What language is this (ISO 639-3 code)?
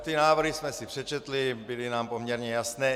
ces